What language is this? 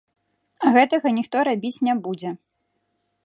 Belarusian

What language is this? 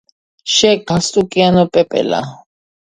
Georgian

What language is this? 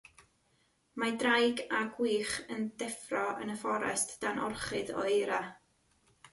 Welsh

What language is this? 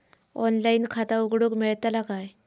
Marathi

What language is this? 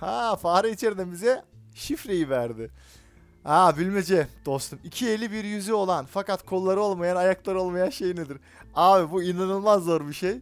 Turkish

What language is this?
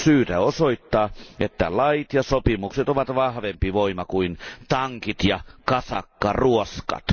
Finnish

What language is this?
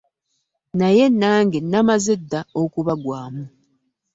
Ganda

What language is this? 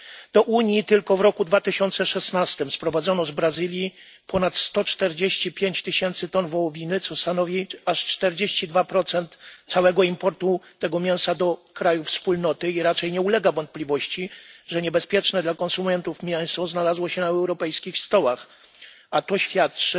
Polish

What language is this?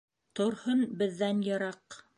Bashkir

